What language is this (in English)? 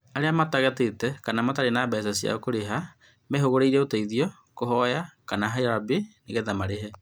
Kikuyu